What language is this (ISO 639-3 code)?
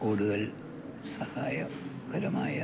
mal